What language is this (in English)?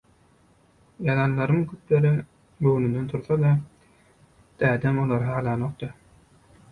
Turkmen